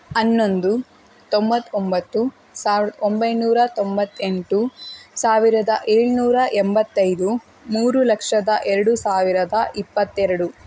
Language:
Kannada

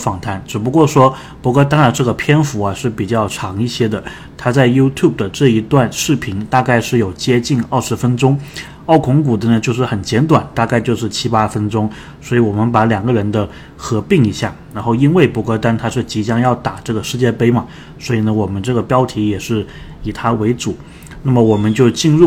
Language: Chinese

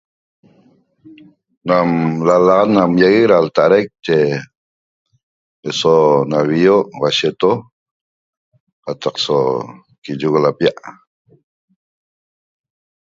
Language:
Toba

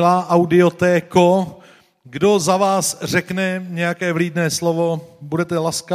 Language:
Czech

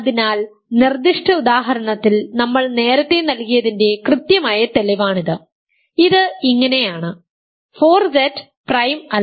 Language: Malayalam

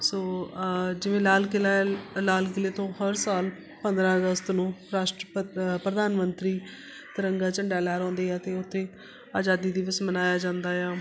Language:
Punjabi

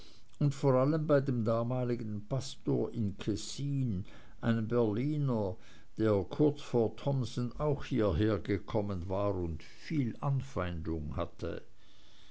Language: German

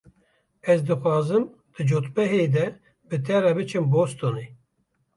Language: Kurdish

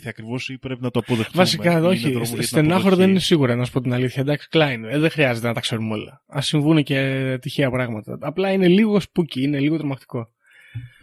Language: Greek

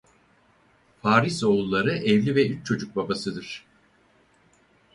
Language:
Turkish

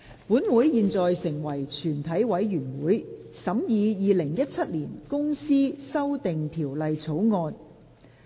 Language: Cantonese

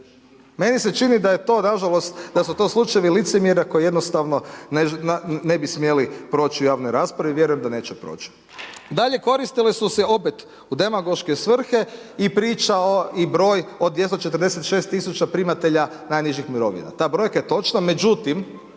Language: Croatian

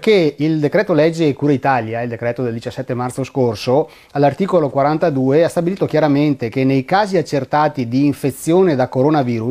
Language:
Italian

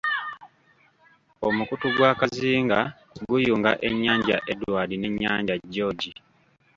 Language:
Ganda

